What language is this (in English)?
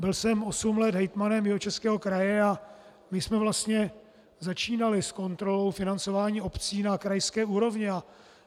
Czech